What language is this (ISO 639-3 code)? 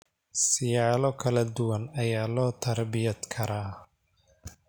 som